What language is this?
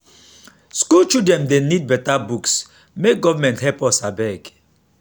Nigerian Pidgin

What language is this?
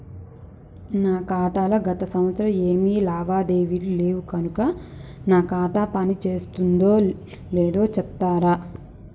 Telugu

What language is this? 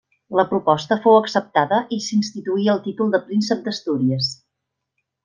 Catalan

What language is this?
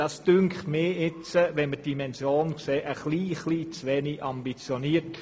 Swiss German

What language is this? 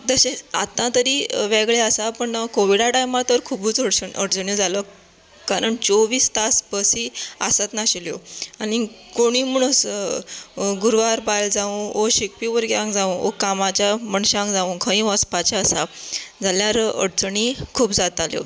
Konkani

